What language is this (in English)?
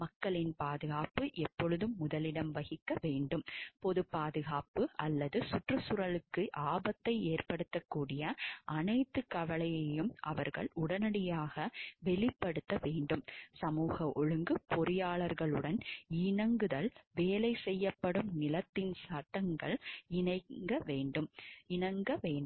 Tamil